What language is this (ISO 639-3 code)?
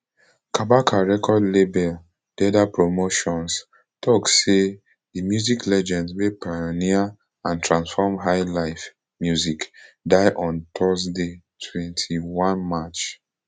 pcm